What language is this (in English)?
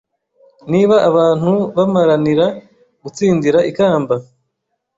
Kinyarwanda